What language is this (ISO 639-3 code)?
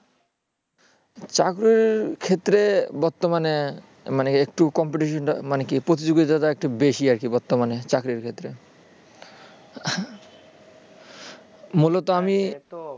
ben